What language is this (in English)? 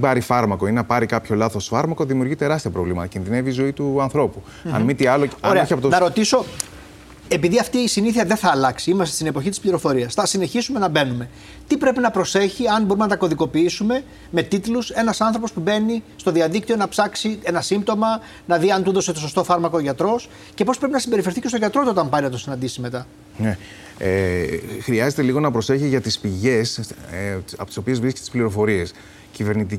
Greek